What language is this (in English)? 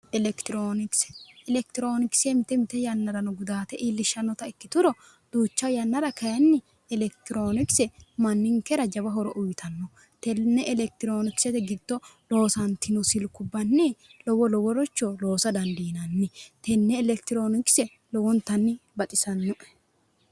Sidamo